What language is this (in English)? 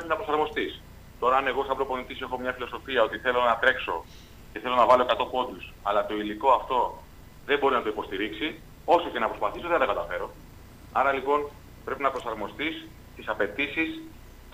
Greek